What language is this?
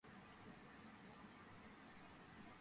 Georgian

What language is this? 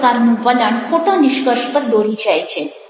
Gujarati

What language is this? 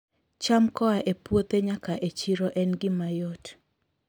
Luo (Kenya and Tanzania)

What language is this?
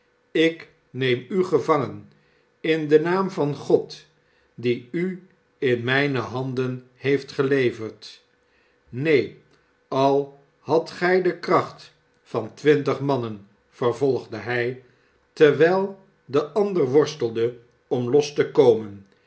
Dutch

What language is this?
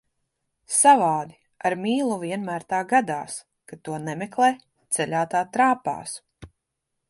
Latvian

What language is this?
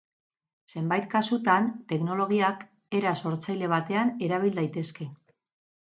Basque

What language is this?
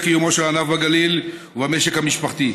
Hebrew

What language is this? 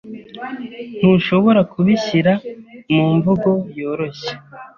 Kinyarwanda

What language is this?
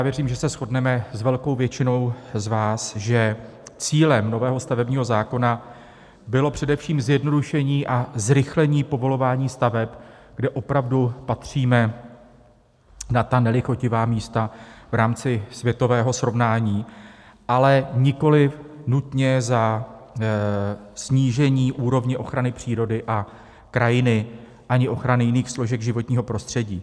Czech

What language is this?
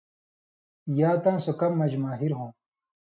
Indus Kohistani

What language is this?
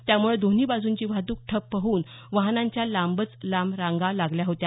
Marathi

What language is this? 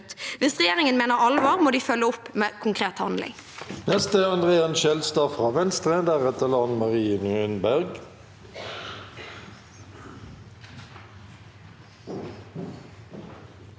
Norwegian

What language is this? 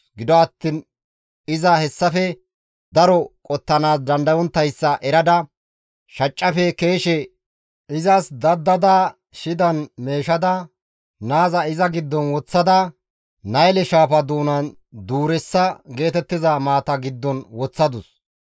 Gamo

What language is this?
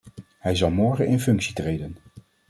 Dutch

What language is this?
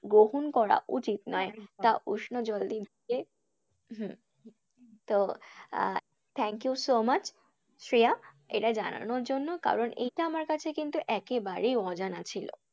Bangla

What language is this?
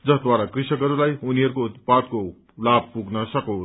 Nepali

